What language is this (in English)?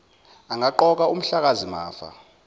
Zulu